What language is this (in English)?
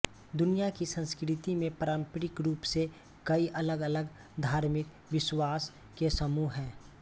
Hindi